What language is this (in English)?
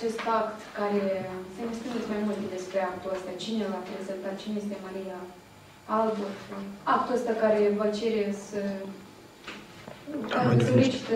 Romanian